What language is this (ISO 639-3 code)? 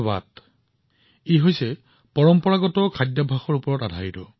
asm